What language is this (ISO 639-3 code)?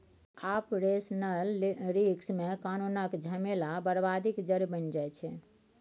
mai